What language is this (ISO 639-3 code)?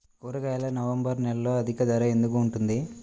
tel